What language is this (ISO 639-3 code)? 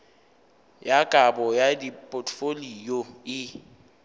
nso